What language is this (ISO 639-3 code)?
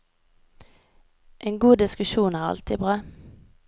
nor